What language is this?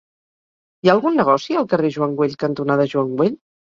Catalan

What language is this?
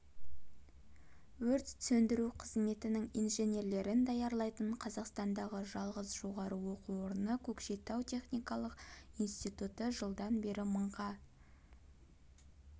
Kazakh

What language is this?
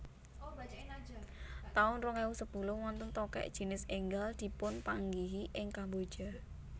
Javanese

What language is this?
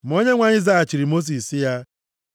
Igbo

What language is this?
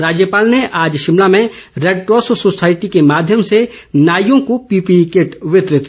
Hindi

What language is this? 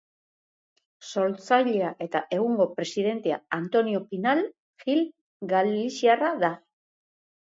Basque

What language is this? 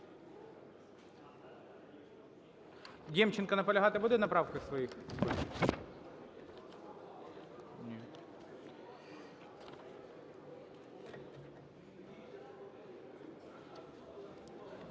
Ukrainian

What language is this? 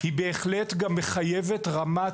Hebrew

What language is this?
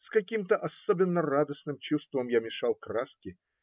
Russian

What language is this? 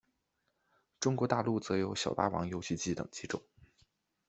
Chinese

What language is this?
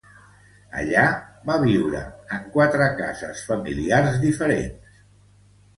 Catalan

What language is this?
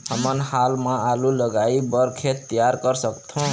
Chhattisgarhi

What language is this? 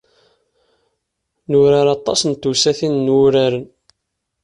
Kabyle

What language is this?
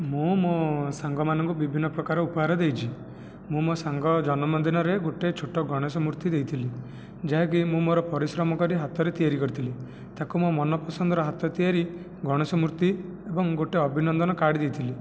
Odia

